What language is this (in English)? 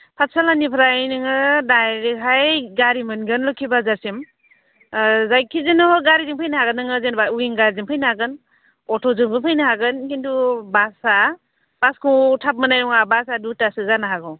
Bodo